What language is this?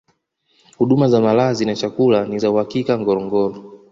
Swahili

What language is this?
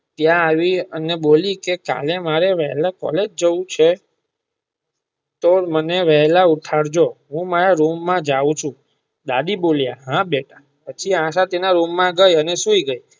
Gujarati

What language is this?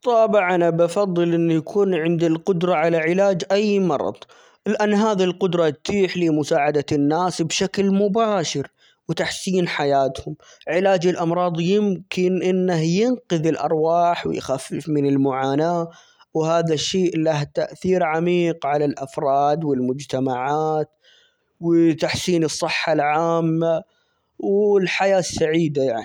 Omani Arabic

